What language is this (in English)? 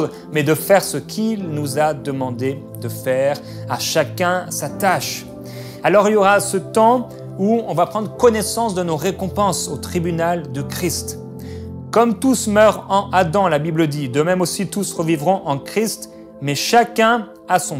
French